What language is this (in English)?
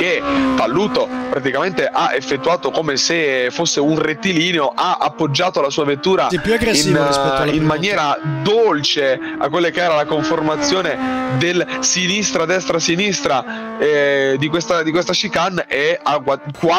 Italian